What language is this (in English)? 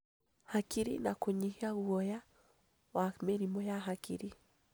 Kikuyu